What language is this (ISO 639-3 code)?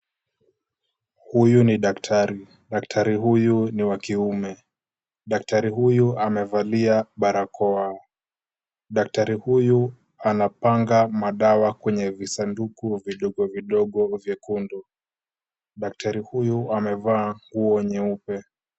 swa